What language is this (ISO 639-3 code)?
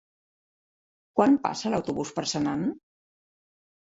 cat